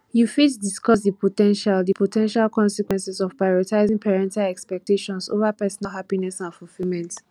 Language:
Nigerian Pidgin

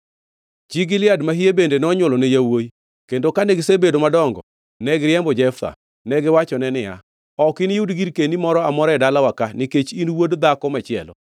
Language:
Luo (Kenya and Tanzania)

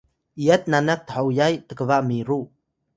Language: Atayal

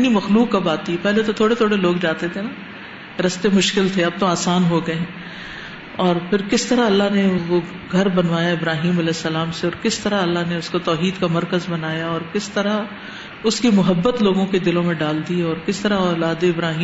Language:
Urdu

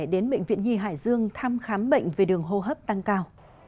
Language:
Vietnamese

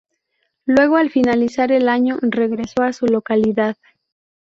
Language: Spanish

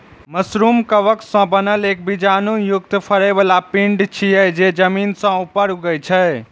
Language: Maithili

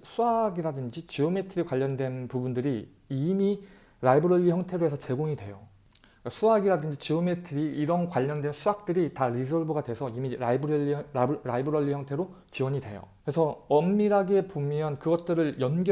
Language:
Korean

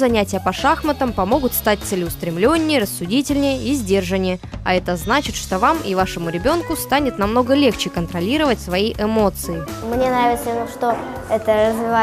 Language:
Russian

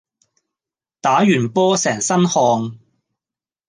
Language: Cantonese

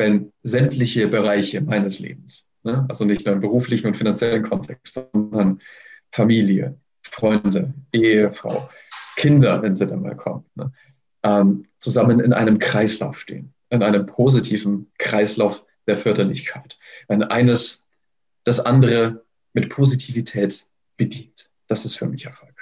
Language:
German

